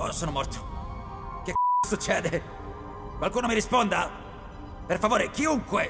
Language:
Italian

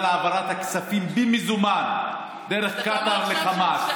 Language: Hebrew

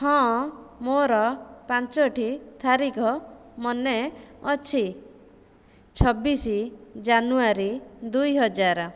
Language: Odia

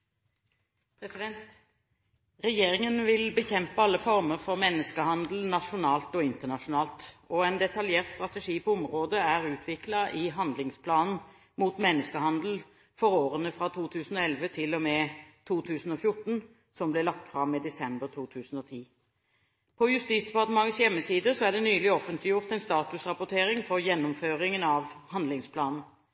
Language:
Norwegian Bokmål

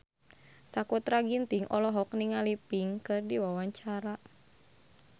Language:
Sundanese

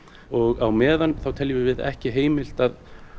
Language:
Icelandic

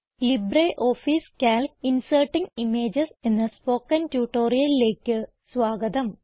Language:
Malayalam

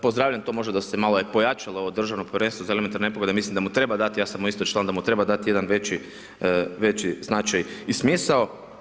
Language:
Croatian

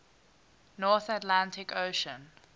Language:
English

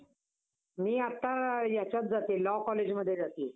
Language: Marathi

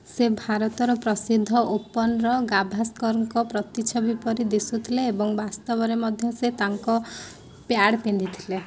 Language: Odia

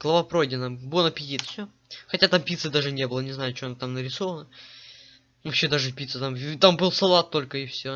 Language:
Russian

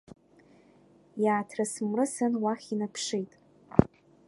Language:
Abkhazian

